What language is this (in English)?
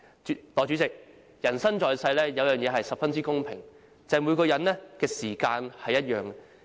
Cantonese